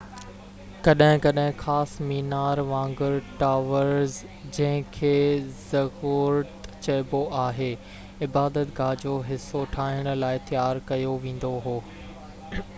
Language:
Sindhi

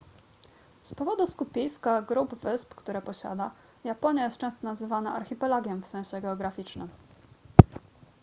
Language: Polish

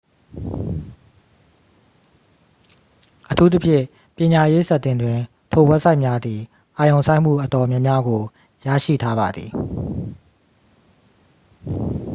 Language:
Burmese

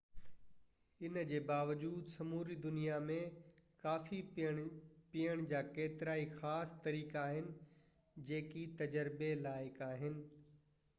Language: Sindhi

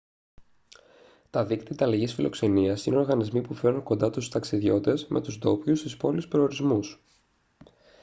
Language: Greek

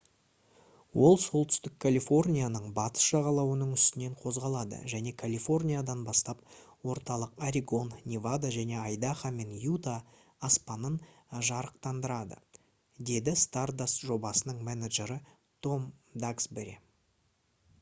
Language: Kazakh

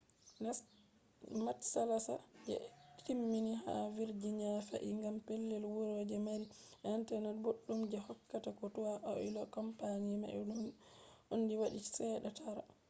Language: Fula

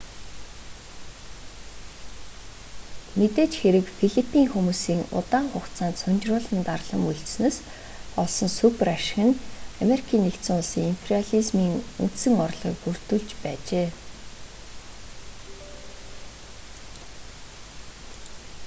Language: Mongolian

